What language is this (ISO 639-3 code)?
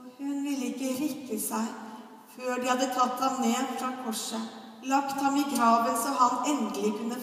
nor